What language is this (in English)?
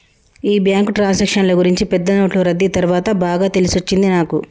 Telugu